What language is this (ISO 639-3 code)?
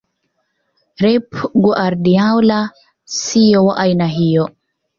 swa